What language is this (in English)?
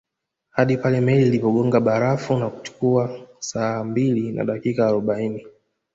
Swahili